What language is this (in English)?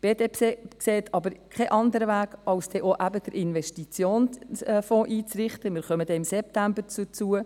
Swiss German